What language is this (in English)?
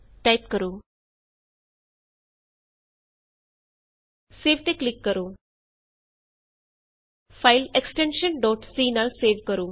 Punjabi